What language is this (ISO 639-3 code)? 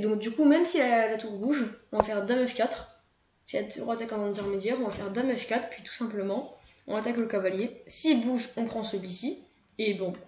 fra